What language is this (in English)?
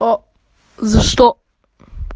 Russian